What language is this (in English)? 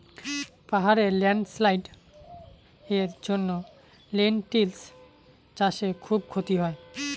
Bangla